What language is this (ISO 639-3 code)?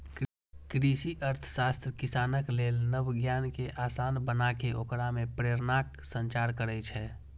mai